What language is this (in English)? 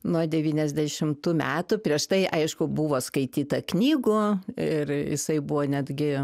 Lithuanian